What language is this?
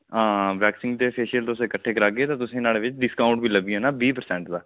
Dogri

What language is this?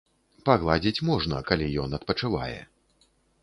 Belarusian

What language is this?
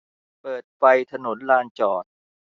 Thai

